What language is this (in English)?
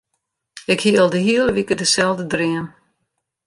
Western Frisian